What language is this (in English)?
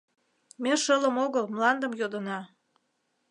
Mari